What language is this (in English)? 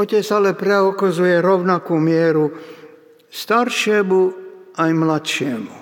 Slovak